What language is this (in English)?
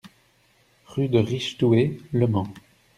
French